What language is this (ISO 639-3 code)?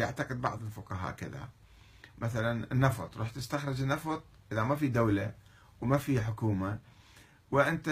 ara